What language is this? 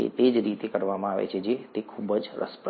Gujarati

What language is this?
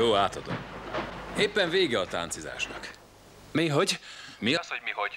Hungarian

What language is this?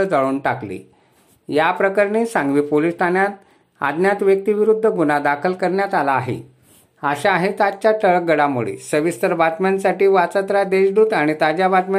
Marathi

